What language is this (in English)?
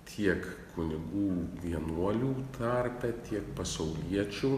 Lithuanian